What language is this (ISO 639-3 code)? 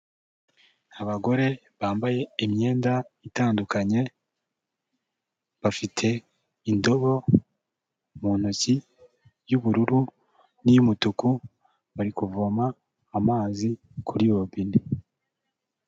kin